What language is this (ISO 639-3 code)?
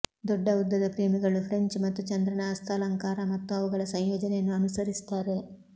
kan